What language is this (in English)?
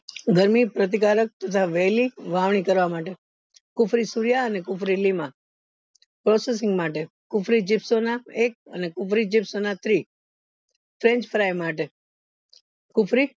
Gujarati